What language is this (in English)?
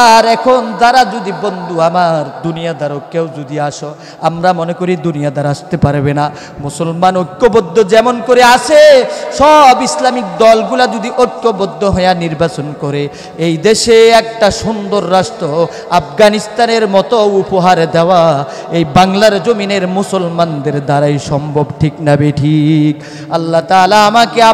Bangla